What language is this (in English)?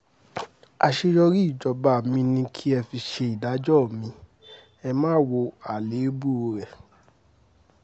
Yoruba